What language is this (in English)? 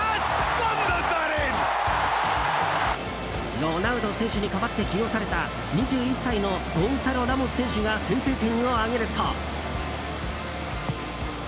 Japanese